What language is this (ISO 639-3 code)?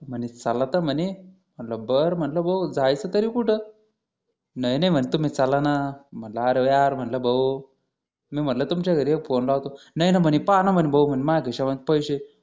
mar